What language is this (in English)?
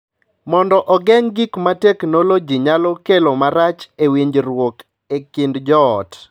Luo (Kenya and Tanzania)